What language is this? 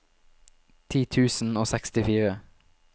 Norwegian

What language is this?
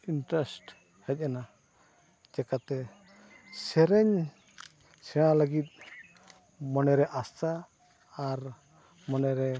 Santali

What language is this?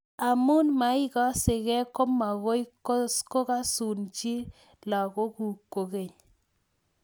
Kalenjin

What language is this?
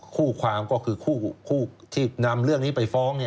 Thai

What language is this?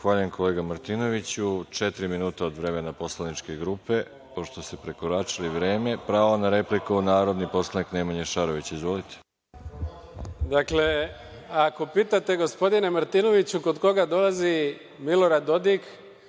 Serbian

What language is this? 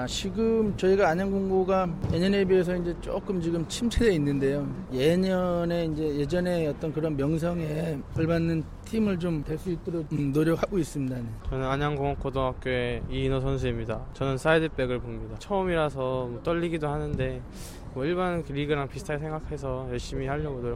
Korean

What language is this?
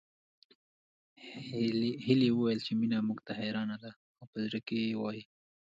Pashto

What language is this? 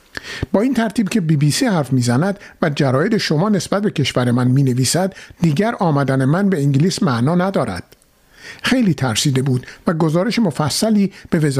Persian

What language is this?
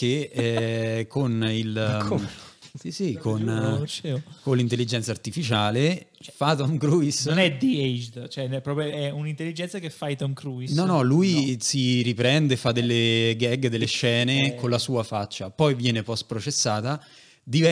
Italian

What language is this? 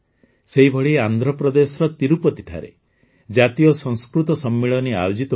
Odia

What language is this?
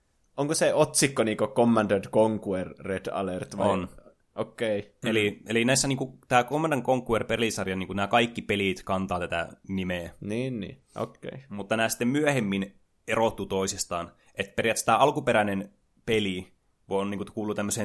Finnish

